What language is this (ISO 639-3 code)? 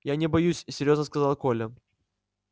rus